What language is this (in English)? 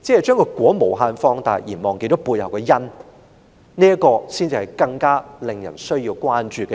Cantonese